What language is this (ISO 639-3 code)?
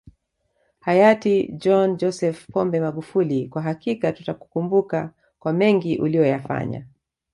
swa